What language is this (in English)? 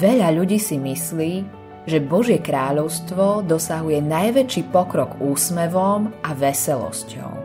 Slovak